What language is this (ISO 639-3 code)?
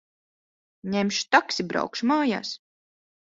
lav